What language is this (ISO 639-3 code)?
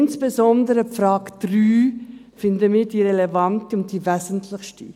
gsw